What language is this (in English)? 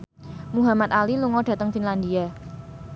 Javanese